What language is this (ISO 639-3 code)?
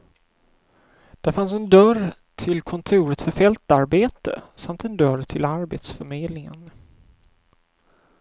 swe